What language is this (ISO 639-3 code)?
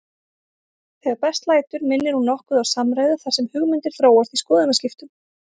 isl